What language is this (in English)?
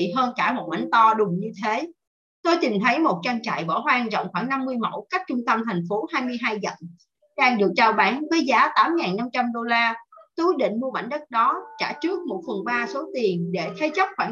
Vietnamese